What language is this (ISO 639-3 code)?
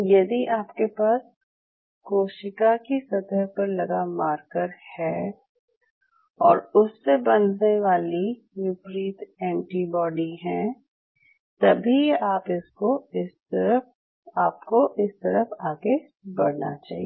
hin